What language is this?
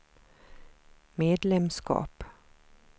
Swedish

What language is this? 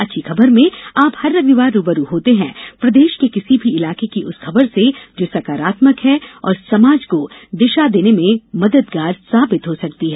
Hindi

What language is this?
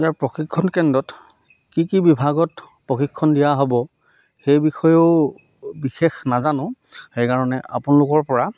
Assamese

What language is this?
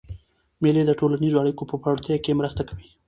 Pashto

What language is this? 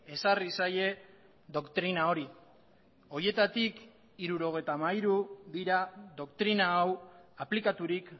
Basque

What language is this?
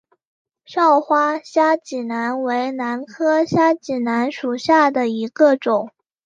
Chinese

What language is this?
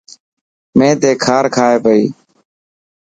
Dhatki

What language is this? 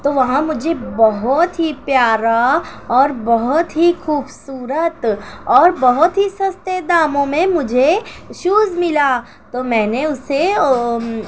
Urdu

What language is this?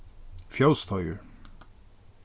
Faroese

